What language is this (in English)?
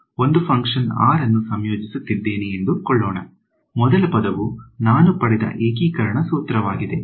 Kannada